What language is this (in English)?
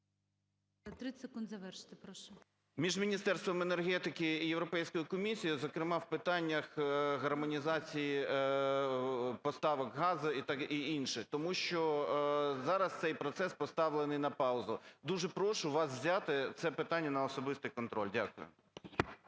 Ukrainian